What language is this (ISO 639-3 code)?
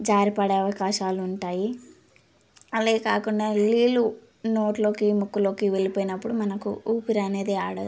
tel